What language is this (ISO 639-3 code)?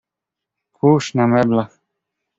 pol